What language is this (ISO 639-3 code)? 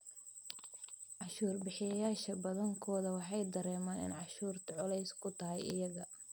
som